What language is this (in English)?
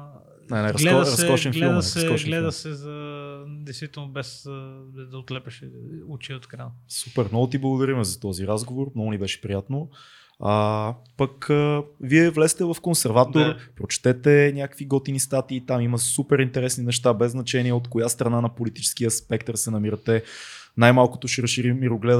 Bulgarian